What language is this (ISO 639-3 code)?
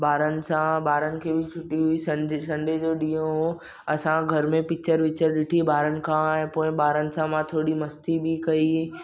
snd